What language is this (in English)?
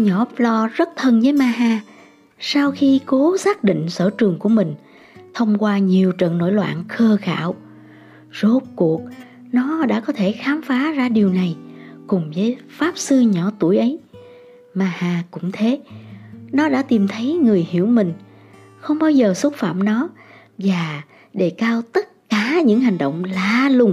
Vietnamese